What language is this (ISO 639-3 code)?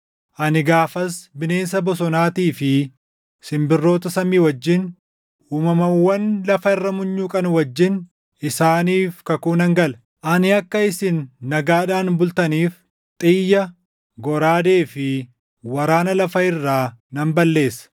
orm